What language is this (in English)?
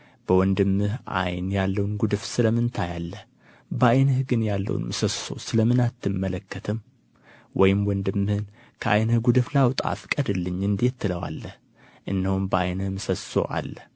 Amharic